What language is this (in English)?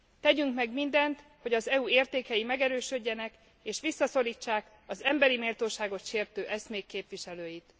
Hungarian